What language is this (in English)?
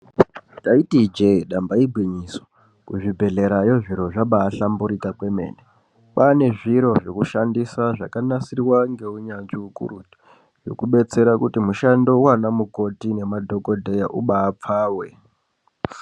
Ndau